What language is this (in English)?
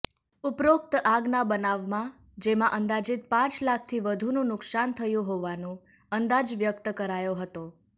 Gujarati